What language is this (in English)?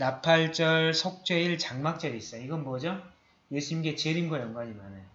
Korean